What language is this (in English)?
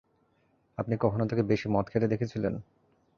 Bangla